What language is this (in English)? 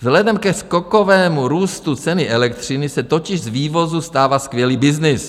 Czech